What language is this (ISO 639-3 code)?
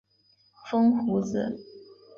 zho